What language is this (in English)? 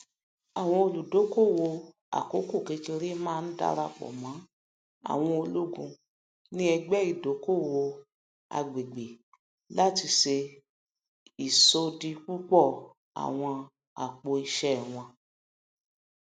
Yoruba